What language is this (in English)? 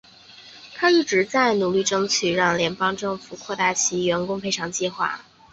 Chinese